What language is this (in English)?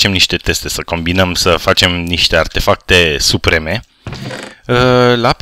Romanian